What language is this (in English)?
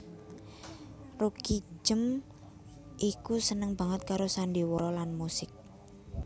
Javanese